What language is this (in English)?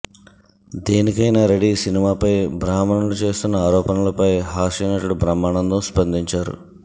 Telugu